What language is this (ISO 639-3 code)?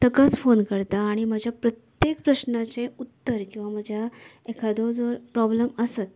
kok